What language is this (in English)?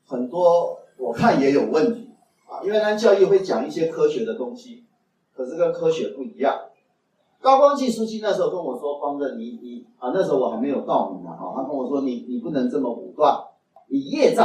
Chinese